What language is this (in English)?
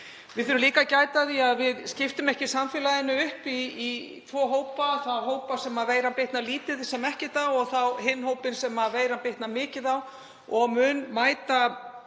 Icelandic